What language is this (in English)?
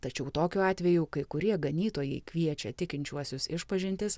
Lithuanian